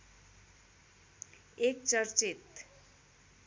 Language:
Nepali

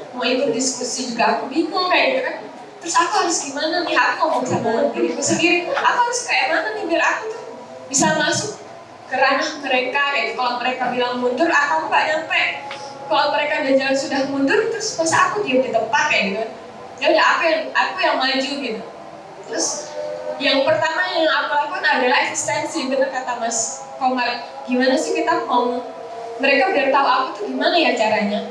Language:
Indonesian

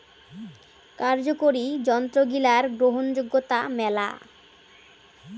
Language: Bangla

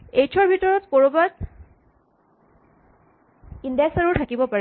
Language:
Assamese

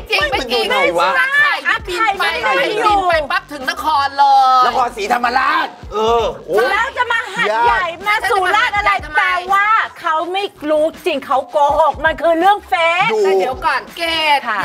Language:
Thai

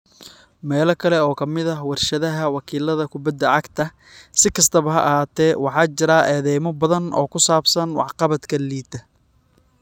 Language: Somali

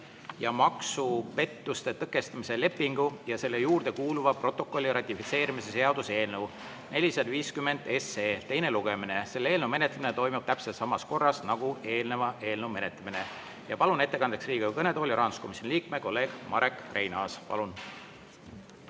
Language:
Estonian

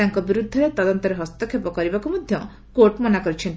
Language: Odia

